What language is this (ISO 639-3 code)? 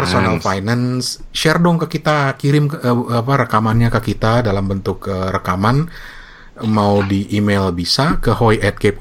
ind